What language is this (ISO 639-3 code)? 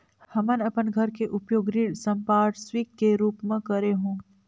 hne